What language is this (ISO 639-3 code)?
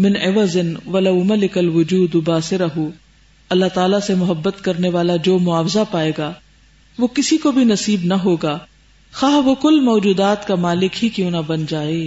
urd